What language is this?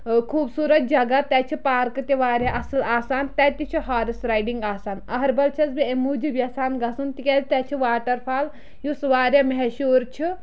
Kashmiri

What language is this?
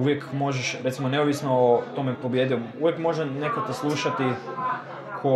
Croatian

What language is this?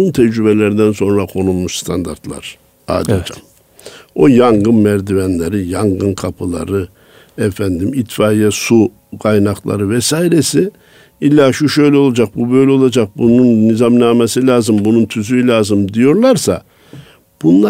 Turkish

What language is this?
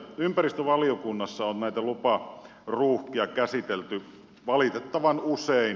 Finnish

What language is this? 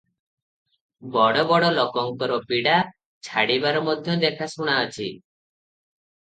Odia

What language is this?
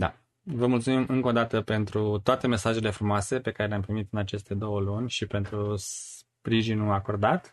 Romanian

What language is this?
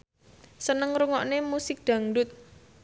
Javanese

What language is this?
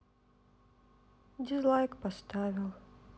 Russian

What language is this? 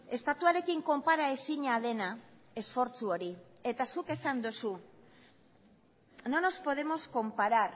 Basque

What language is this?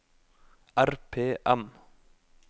Norwegian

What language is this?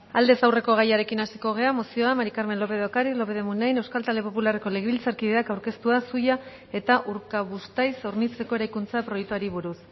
Basque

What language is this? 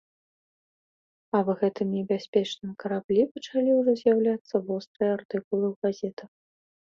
Belarusian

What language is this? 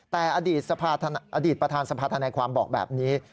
Thai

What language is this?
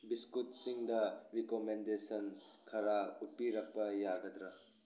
Manipuri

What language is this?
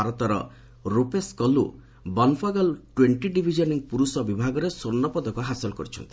Odia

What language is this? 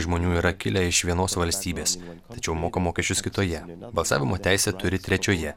Lithuanian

